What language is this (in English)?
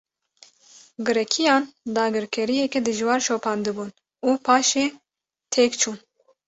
Kurdish